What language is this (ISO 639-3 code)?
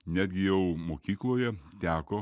lit